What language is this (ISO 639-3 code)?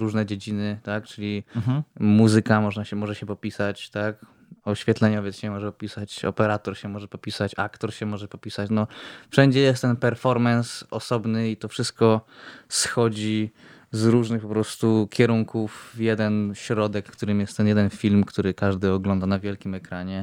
pol